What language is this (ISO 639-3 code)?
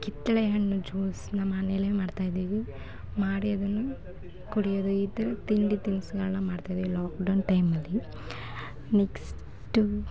kan